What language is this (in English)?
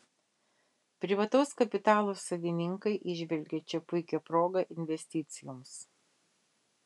Lithuanian